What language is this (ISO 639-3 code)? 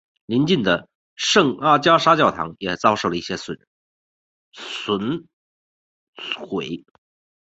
zho